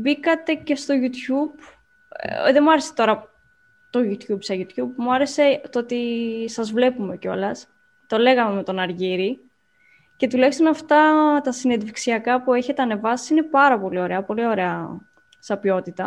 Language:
Greek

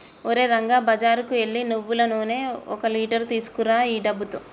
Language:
Telugu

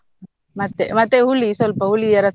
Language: Kannada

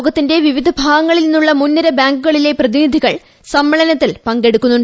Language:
Malayalam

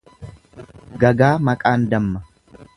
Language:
Oromo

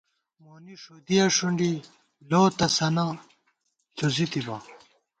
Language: Gawar-Bati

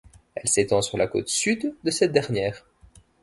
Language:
French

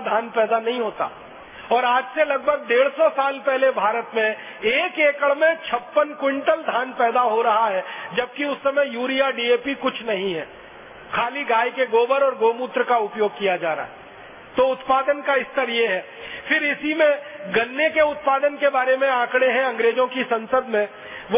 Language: Hindi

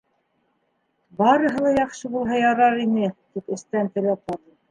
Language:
Bashkir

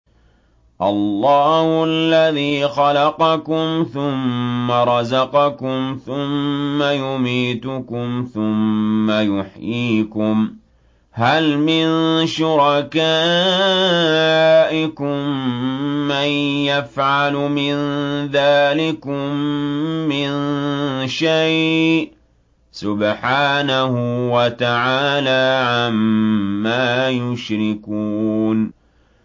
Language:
Arabic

